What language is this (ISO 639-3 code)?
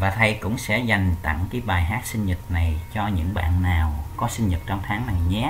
vie